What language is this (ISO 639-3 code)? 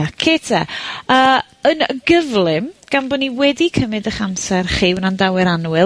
cym